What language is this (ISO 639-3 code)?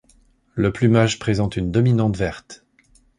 fra